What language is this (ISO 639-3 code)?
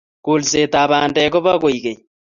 kln